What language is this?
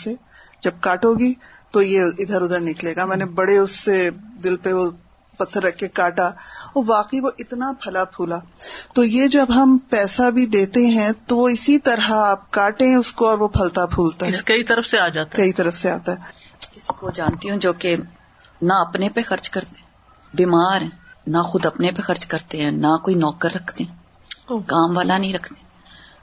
Urdu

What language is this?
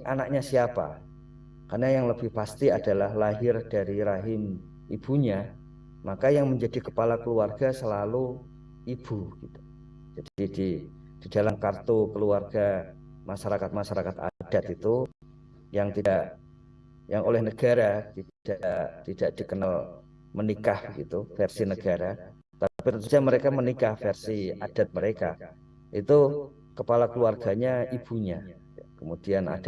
Indonesian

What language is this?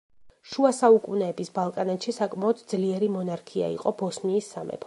Georgian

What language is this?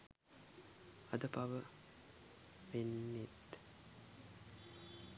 Sinhala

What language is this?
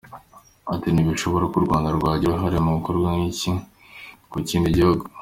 Kinyarwanda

